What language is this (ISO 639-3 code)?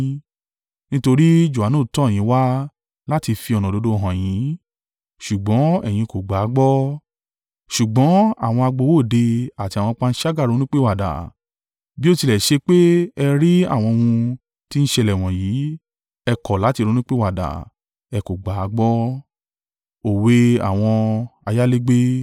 yor